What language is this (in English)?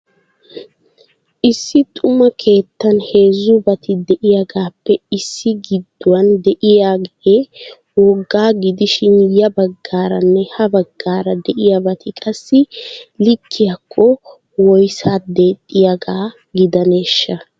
Wolaytta